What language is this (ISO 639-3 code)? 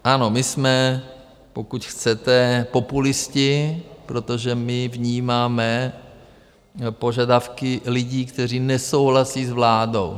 ces